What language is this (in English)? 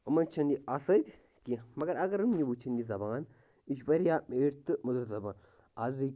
Kashmiri